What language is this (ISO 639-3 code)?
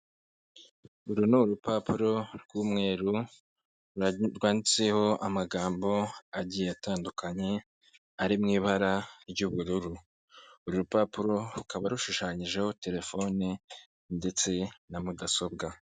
kin